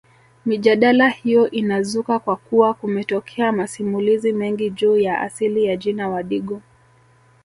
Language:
Swahili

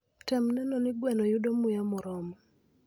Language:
Luo (Kenya and Tanzania)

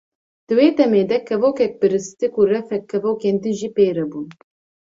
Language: Kurdish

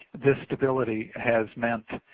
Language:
English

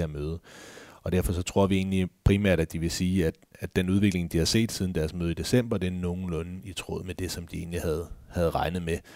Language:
Danish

